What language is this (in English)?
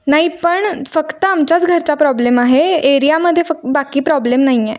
Marathi